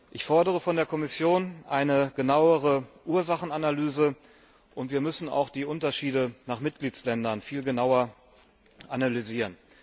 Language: German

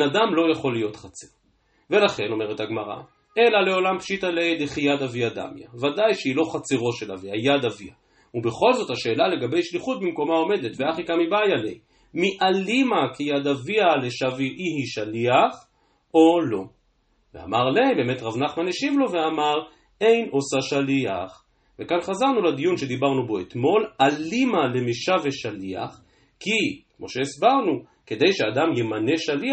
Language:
Hebrew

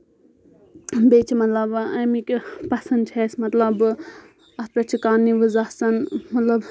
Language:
Kashmiri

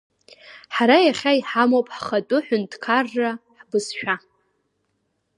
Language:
Abkhazian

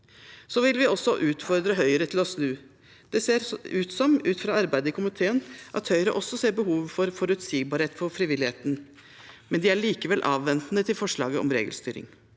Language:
Norwegian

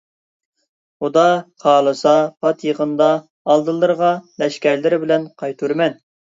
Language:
Uyghur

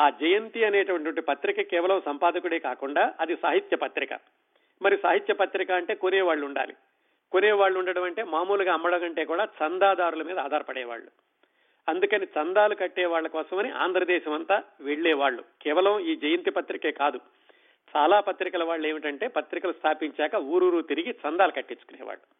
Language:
Telugu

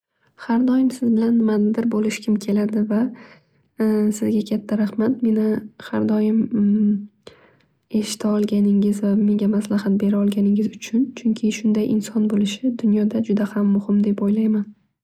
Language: Uzbek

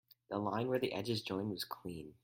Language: English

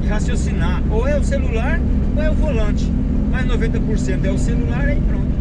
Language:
Portuguese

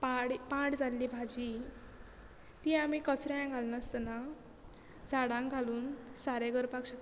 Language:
Konkani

